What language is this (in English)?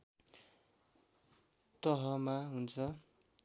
Nepali